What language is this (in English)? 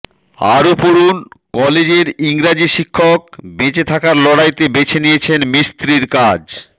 Bangla